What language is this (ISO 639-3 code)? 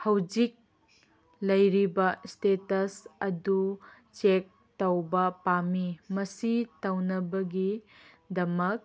mni